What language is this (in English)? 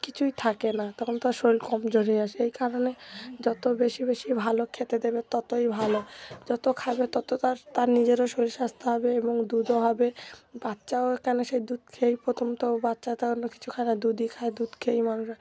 Bangla